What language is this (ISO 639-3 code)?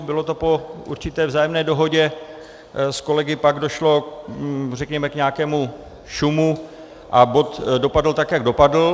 ces